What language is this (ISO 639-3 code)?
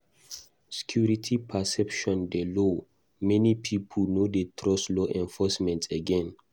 pcm